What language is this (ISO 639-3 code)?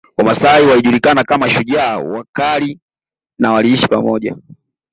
swa